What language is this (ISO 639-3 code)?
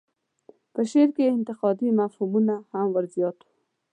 pus